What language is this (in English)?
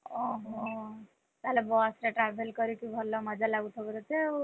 Odia